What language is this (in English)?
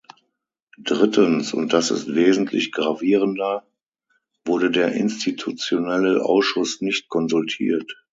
German